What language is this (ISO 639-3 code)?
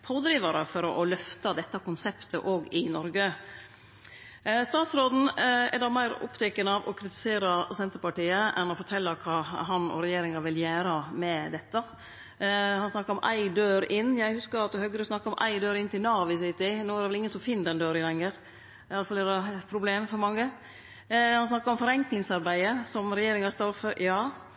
nno